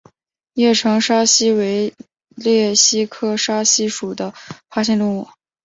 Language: Chinese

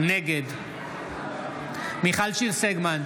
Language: Hebrew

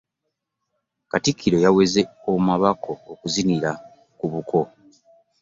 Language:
Ganda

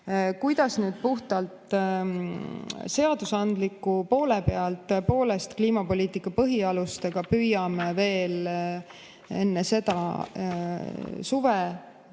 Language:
Estonian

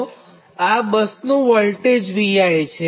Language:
Gujarati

